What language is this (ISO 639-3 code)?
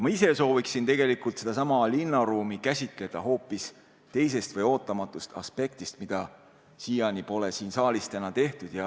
est